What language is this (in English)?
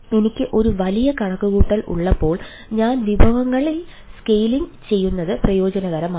Malayalam